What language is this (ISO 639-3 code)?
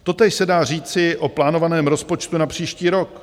ces